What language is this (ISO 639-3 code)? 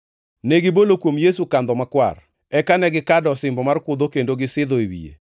luo